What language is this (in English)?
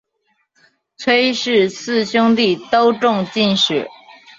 Chinese